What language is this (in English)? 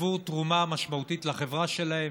Hebrew